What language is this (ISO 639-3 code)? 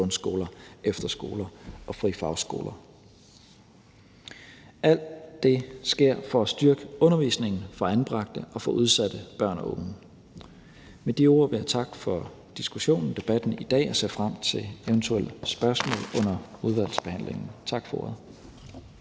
dan